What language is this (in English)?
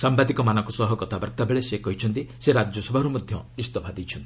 Odia